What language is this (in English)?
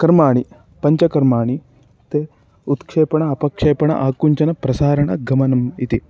Sanskrit